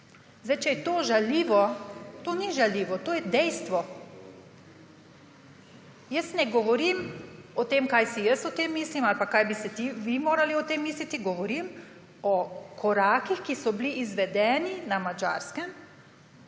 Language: Slovenian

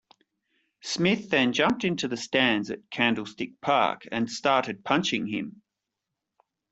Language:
English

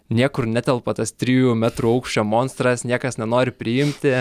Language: Lithuanian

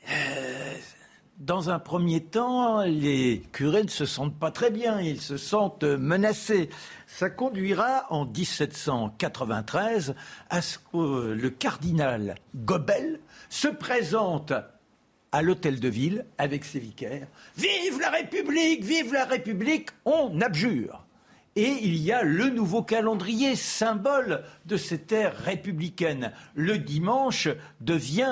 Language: French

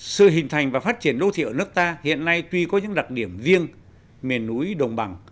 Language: Vietnamese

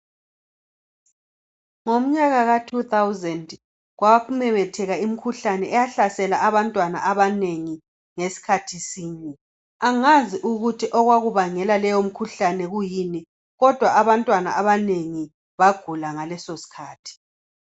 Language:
North Ndebele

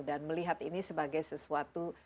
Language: Indonesian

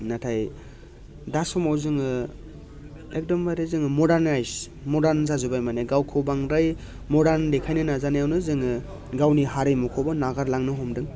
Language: Bodo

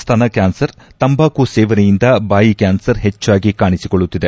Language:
Kannada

